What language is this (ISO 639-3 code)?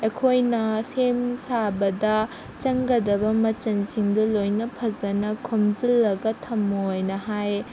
mni